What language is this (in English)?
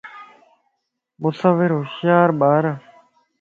Lasi